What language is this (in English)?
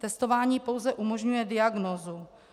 Czech